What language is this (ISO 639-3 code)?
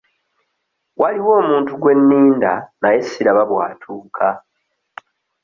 lug